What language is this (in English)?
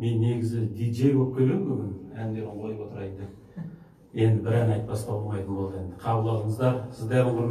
Turkish